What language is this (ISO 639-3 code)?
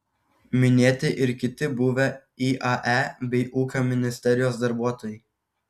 lit